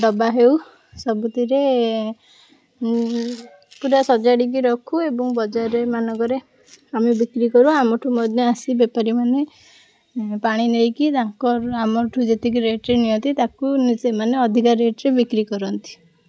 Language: Odia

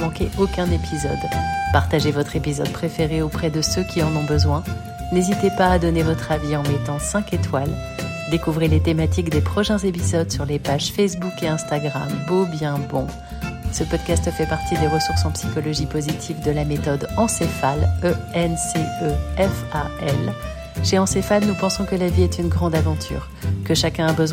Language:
French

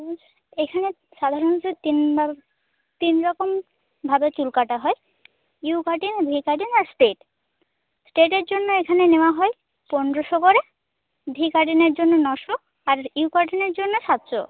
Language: Bangla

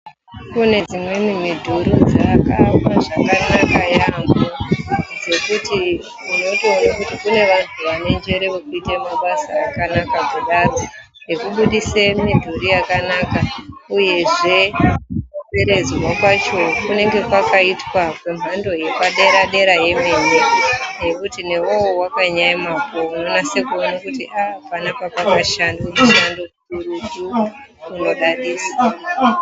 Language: Ndau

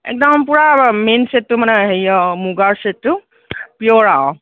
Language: Assamese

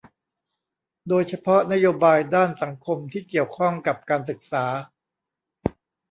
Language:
Thai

